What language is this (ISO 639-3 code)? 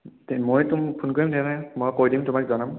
asm